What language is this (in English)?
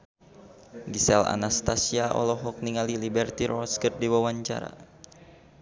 Sundanese